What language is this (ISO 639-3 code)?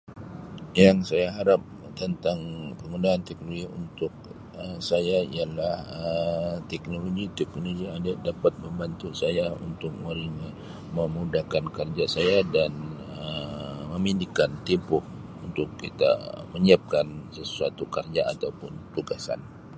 msi